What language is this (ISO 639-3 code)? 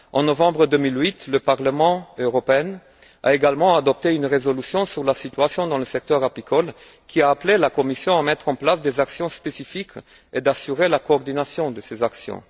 fra